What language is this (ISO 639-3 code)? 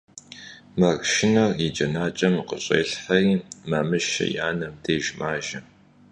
kbd